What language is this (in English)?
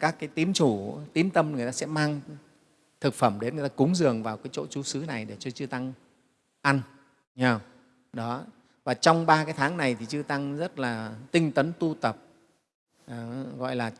Vietnamese